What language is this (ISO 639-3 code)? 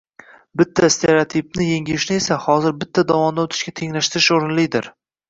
uzb